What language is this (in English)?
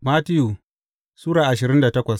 Hausa